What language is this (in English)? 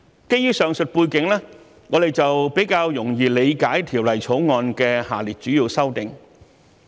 Cantonese